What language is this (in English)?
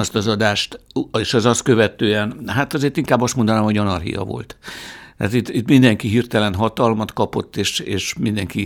Hungarian